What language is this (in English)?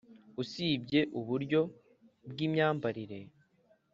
Kinyarwanda